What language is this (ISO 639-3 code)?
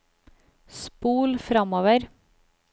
nor